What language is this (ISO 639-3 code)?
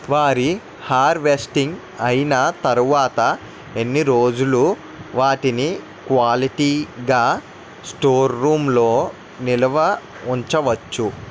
tel